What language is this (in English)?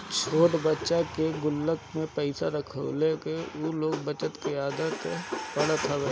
Bhojpuri